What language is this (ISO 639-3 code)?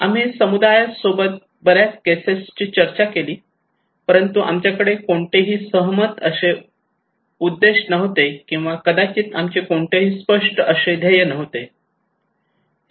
mar